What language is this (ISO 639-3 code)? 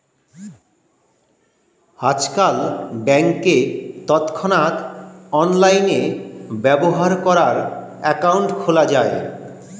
ben